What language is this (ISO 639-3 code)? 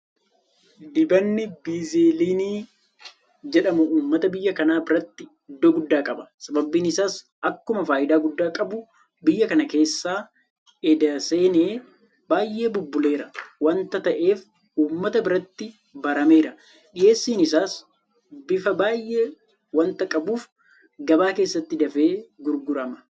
orm